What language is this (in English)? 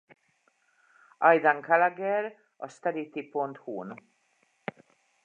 Hungarian